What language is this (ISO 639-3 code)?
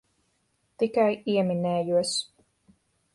lav